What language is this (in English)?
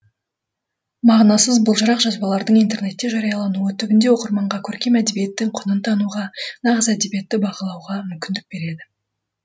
Kazakh